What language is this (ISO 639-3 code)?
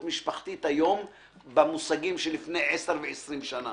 heb